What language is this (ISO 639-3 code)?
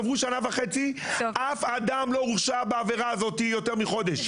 heb